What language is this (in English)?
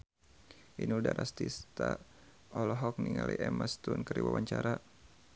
Sundanese